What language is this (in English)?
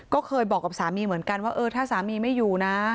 Thai